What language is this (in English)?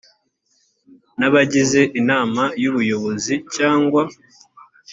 Kinyarwanda